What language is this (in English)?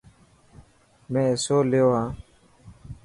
Dhatki